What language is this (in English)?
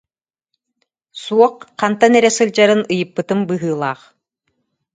Yakut